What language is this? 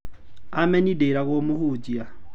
Kikuyu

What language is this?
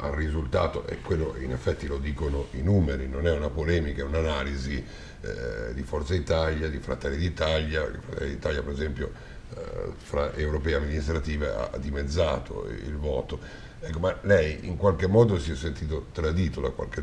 Italian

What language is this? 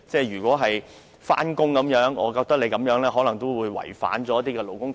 Cantonese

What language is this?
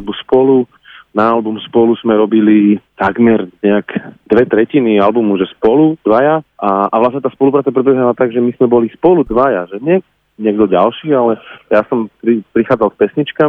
Slovak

